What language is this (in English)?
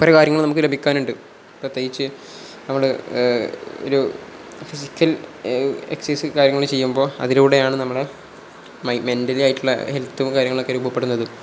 Malayalam